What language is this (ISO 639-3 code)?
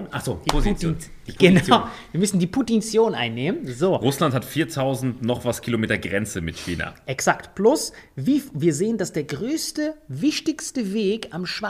deu